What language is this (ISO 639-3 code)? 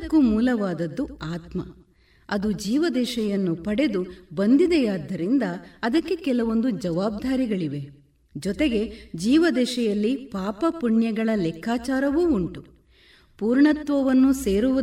kan